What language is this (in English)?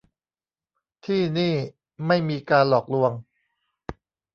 Thai